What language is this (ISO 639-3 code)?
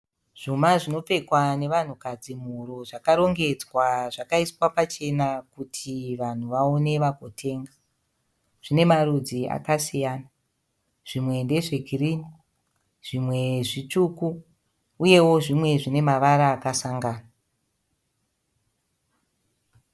sna